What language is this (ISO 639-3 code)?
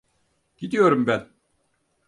tur